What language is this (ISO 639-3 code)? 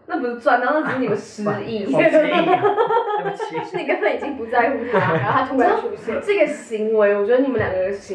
zho